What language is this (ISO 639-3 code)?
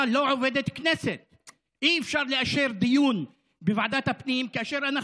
heb